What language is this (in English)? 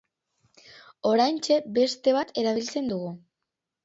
Basque